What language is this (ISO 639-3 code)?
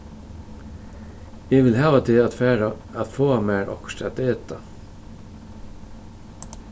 fao